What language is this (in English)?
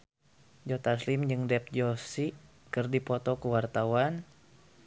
Sundanese